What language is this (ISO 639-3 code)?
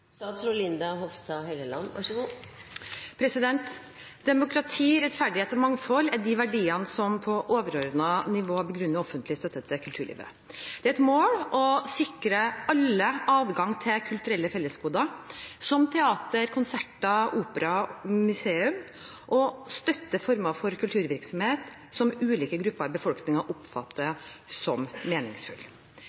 nob